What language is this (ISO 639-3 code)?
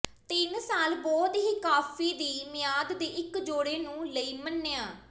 pan